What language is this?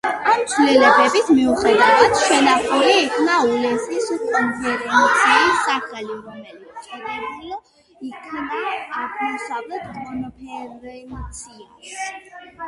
Georgian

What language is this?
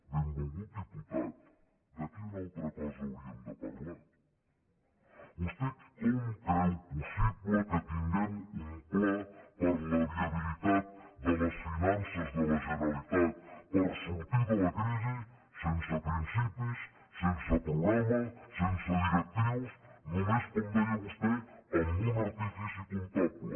Catalan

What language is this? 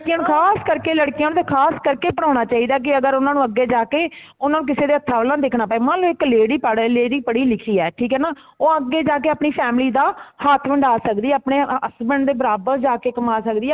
Punjabi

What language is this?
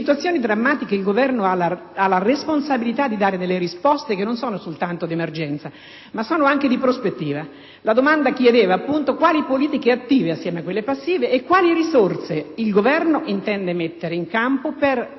Italian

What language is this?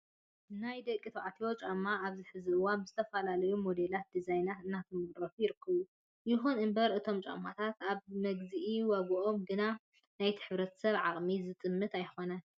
Tigrinya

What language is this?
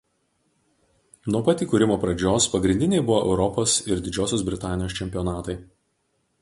Lithuanian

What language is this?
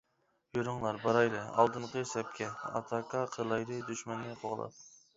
Uyghur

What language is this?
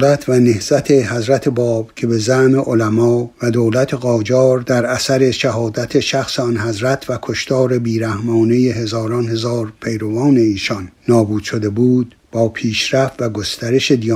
Persian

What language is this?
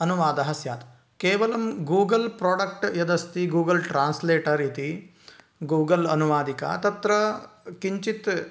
Sanskrit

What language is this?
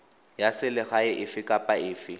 Tswana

